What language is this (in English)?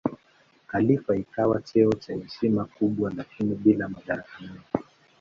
Swahili